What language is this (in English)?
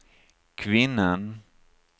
Swedish